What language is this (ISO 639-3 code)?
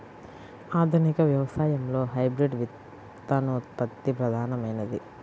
tel